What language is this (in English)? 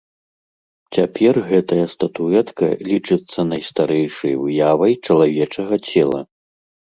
Belarusian